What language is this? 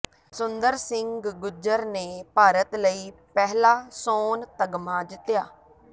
Punjabi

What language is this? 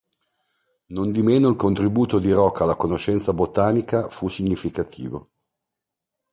Italian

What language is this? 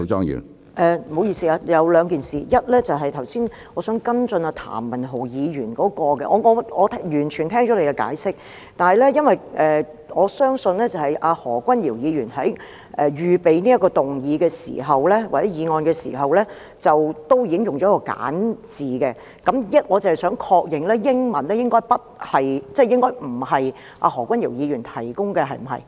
Cantonese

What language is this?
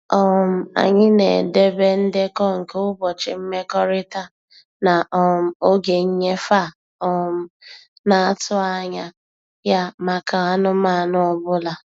Igbo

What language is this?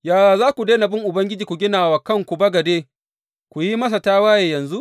Hausa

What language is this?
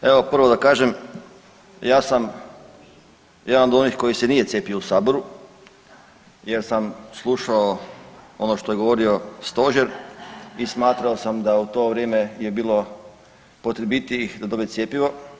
Croatian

